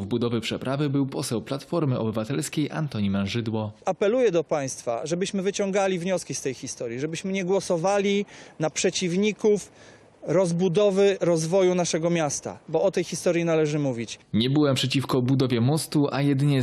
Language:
Polish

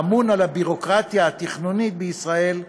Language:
Hebrew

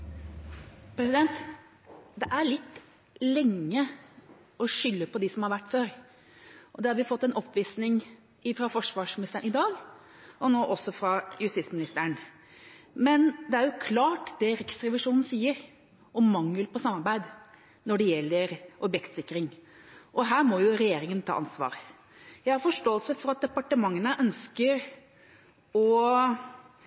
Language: Norwegian Bokmål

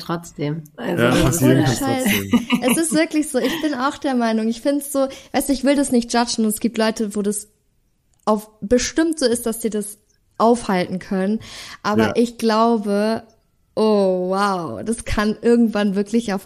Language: German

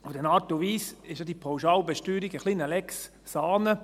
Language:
Swiss German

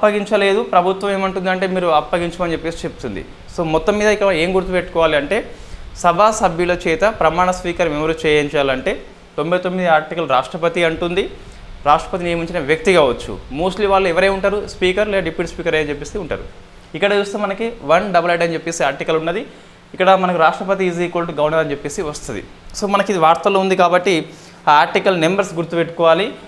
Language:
Telugu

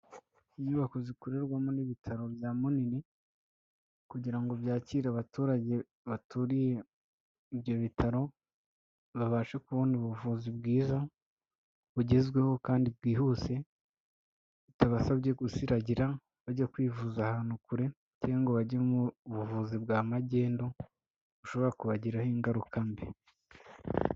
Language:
Kinyarwanda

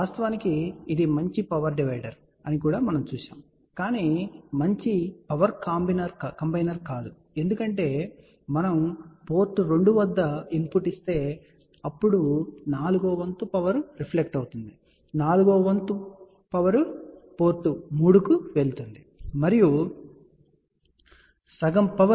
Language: Telugu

